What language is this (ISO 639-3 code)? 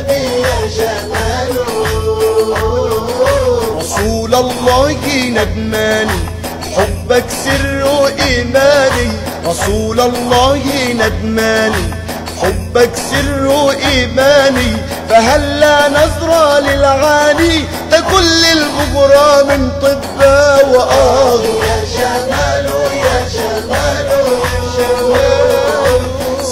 ara